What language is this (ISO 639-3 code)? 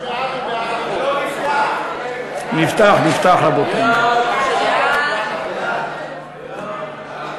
heb